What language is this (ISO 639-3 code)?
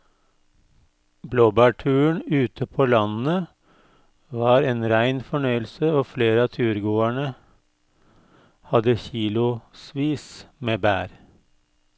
nor